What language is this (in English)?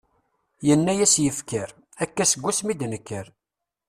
Kabyle